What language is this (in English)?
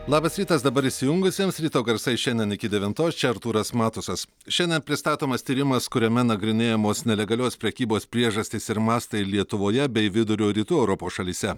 Lithuanian